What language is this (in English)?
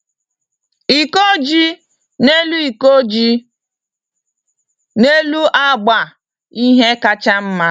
Igbo